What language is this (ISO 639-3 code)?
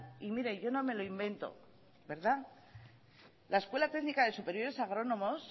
spa